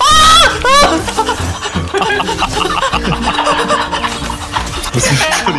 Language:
Korean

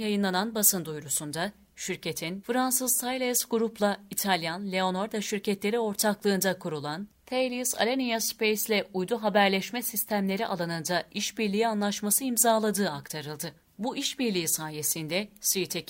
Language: Turkish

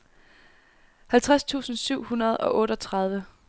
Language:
Danish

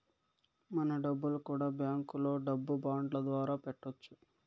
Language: Telugu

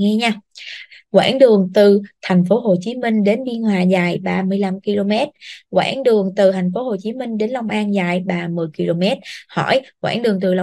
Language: Vietnamese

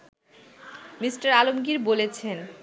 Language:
Bangla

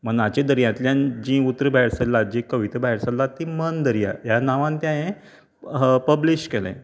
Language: Konkani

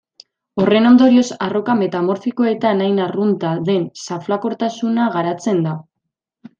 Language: Basque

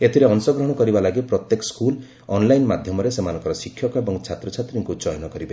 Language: Odia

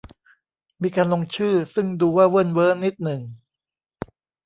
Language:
Thai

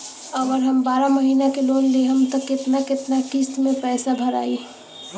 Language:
Bhojpuri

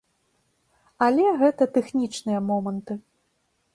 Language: Belarusian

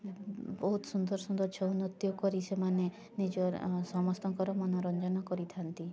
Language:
Odia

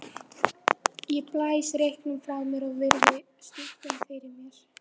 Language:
Icelandic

